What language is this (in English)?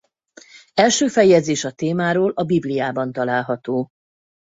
Hungarian